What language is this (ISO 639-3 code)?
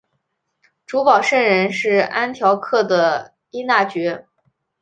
zho